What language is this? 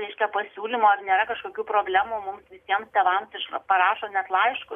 Lithuanian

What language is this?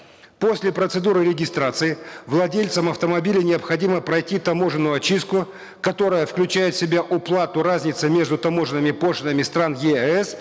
Kazakh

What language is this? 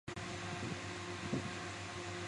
Chinese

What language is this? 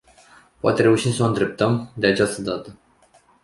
Romanian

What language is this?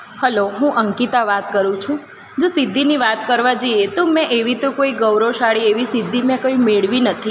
Gujarati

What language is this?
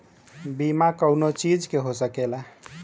Bhojpuri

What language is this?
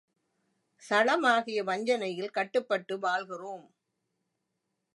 Tamil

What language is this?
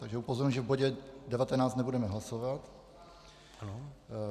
Czech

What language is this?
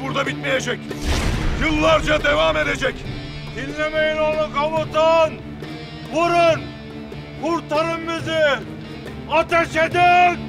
Turkish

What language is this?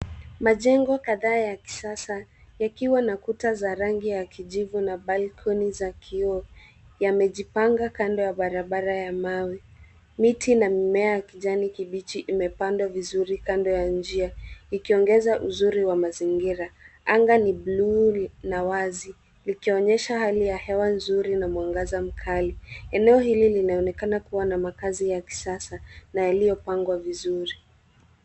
Swahili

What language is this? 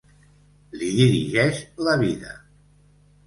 Catalan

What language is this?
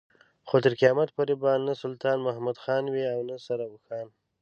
Pashto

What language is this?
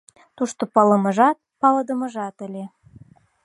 Mari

